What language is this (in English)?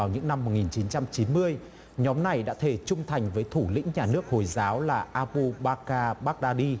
Vietnamese